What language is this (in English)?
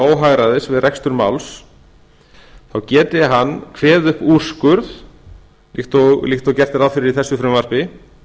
Icelandic